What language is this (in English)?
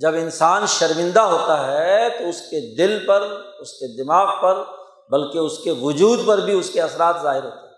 Urdu